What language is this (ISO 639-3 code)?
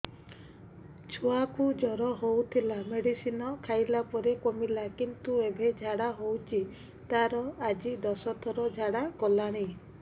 ori